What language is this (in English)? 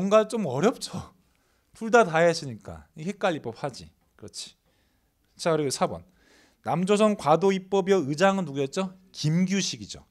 Korean